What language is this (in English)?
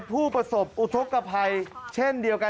Thai